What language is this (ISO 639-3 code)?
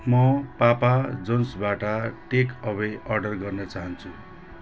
nep